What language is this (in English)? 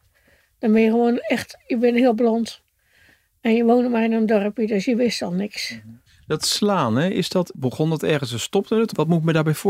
Dutch